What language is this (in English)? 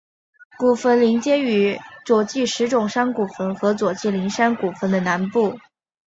Chinese